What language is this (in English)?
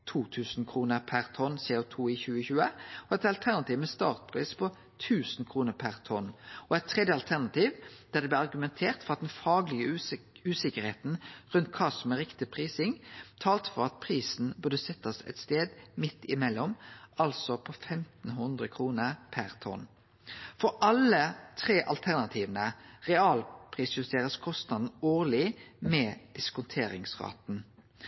Norwegian Nynorsk